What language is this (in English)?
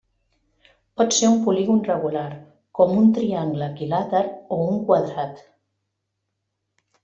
Catalan